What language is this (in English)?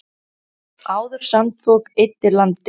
Icelandic